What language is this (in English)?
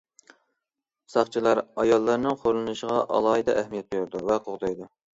Uyghur